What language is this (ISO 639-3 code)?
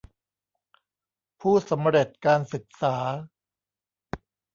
tha